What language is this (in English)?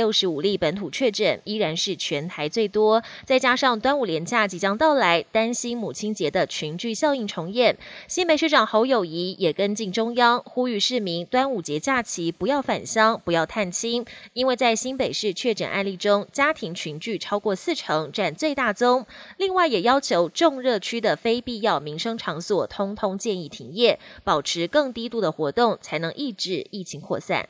Chinese